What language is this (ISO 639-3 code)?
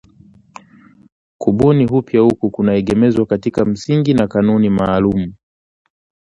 swa